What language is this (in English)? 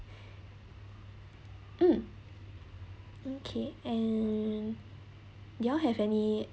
English